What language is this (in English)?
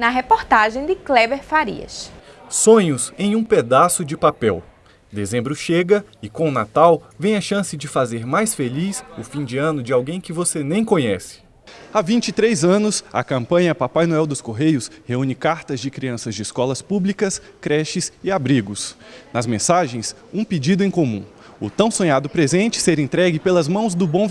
Portuguese